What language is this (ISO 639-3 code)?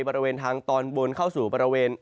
tha